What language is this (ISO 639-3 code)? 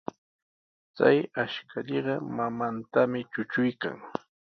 qws